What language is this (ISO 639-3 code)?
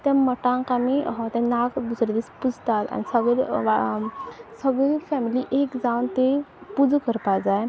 kok